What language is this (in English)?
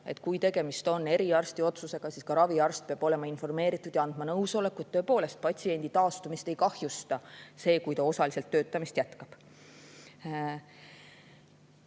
Estonian